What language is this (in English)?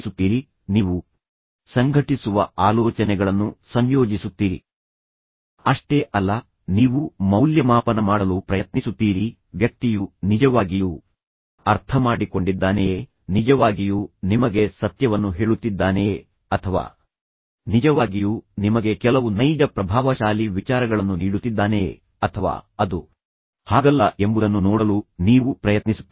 Kannada